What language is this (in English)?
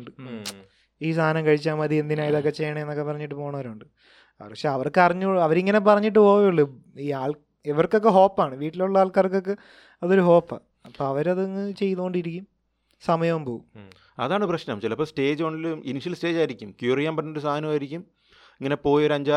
Malayalam